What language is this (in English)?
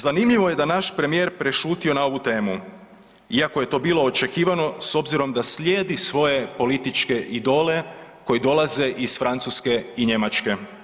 Croatian